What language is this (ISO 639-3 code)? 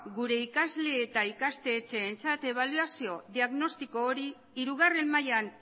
eus